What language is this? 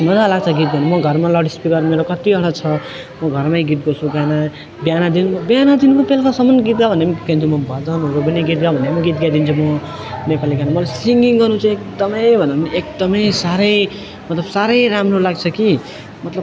Nepali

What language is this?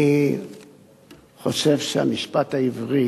Hebrew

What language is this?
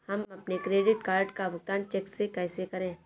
Hindi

